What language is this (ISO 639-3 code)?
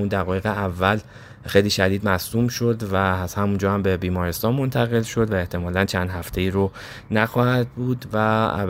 fas